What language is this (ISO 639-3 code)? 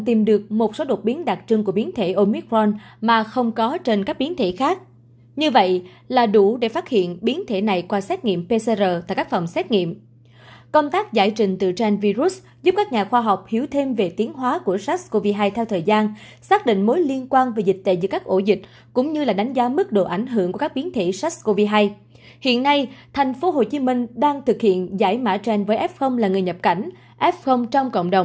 vie